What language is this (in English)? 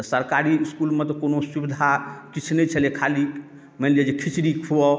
Maithili